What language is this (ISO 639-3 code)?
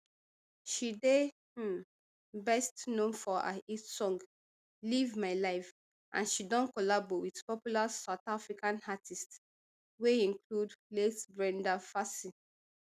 pcm